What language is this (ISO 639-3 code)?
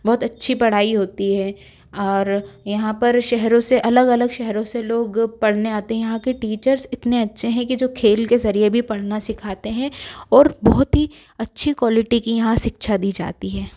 hin